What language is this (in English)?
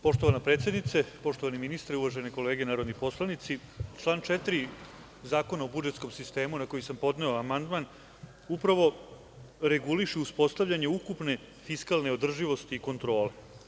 Serbian